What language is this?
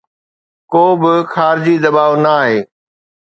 Sindhi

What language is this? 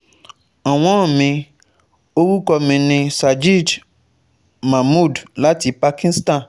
Yoruba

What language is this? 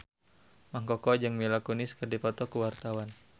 Sundanese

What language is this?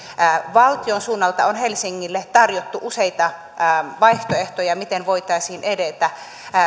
Finnish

